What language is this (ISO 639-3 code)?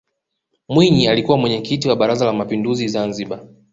swa